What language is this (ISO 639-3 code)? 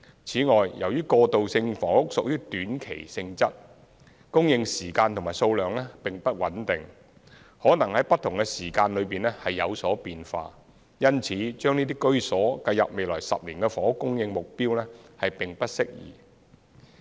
yue